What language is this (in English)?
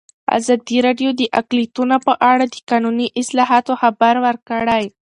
Pashto